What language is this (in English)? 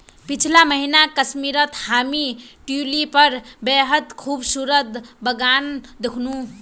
Magahi